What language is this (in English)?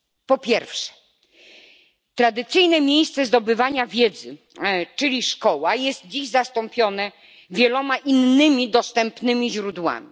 Polish